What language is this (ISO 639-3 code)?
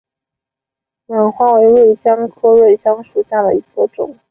zho